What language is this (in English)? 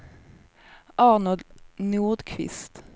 Swedish